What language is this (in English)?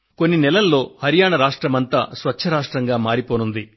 Telugu